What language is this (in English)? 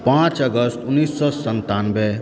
Maithili